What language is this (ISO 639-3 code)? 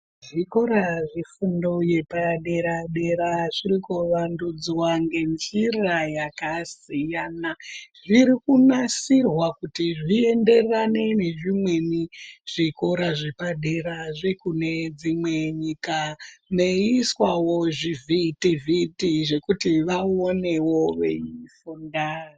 ndc